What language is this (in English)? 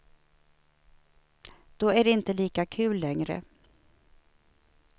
Swedish